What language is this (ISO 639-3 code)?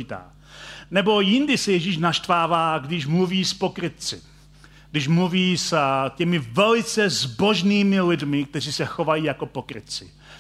ces